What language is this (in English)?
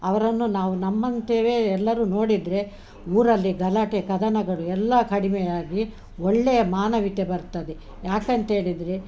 Kannada